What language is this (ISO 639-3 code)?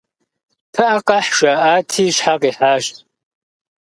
kbd